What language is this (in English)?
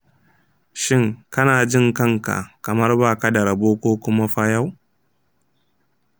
Hausa